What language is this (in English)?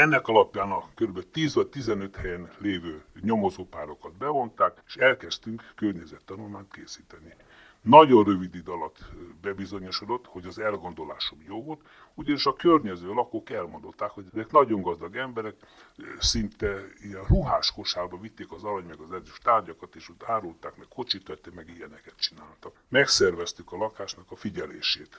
Hungarian